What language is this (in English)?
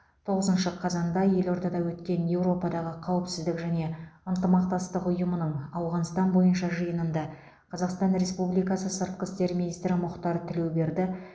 Kazakh